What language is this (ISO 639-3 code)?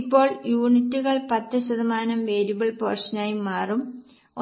mal